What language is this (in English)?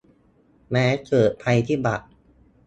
Thai